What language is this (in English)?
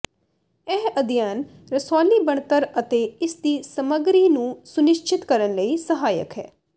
Punjabi